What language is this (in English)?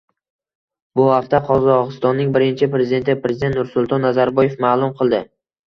Uzbek